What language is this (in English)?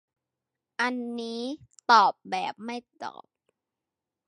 Thai